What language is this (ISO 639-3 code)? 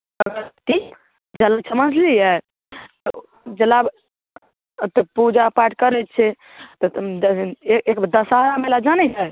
mai